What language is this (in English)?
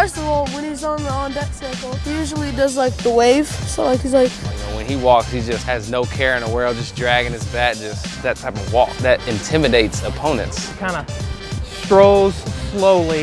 English